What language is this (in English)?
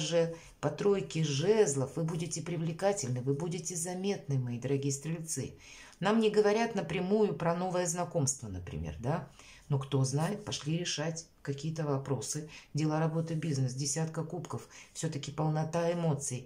Russian